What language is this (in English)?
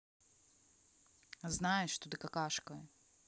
Russian